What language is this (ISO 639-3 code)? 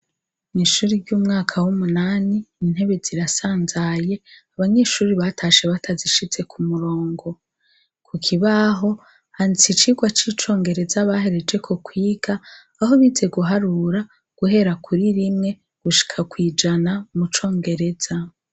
run